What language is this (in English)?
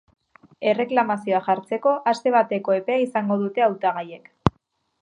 Basque